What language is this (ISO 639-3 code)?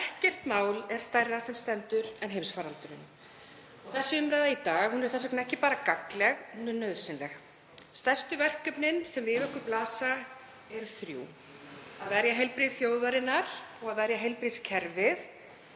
isl